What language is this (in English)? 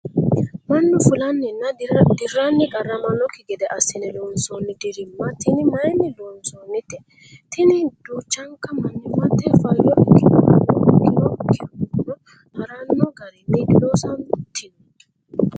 Sidamo